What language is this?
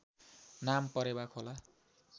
Nepali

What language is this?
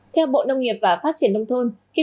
Vietnamese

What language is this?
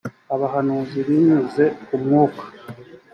Kinyarwanda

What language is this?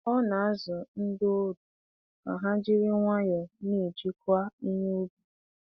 Igbo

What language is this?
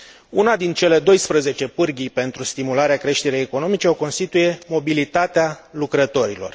Romanian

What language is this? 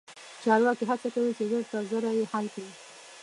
Pashto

